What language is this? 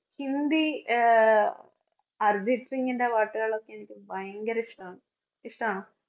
Malayalam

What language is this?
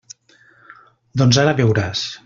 Catalan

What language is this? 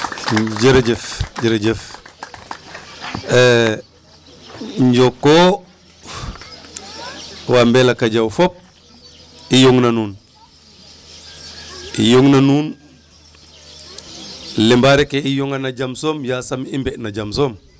Serer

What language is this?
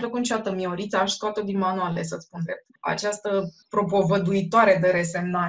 Romanian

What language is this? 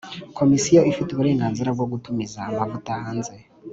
Kinyarwanda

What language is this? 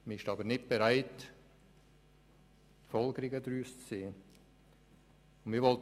Swiss German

